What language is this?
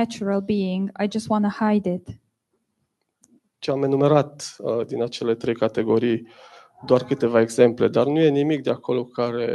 Romanian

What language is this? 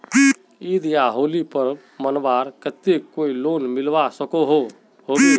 Magahi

